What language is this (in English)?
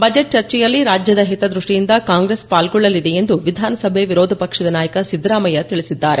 Kannada